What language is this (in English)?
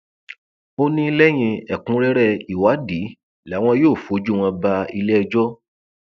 Yoruba